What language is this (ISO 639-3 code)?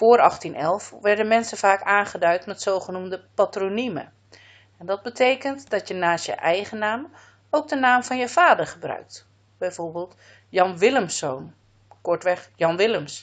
nld